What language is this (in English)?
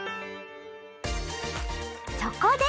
Japanese